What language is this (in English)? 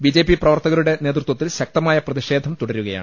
Malayalam